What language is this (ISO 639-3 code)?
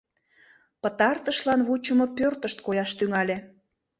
chm